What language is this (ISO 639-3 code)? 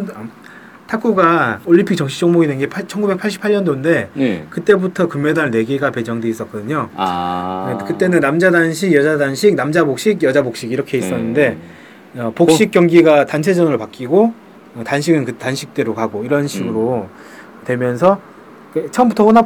kor